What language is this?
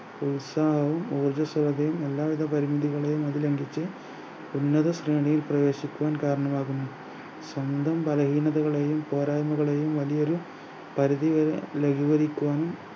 Malayalam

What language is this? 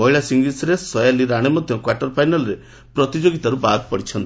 Odia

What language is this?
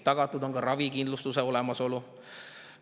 Estonian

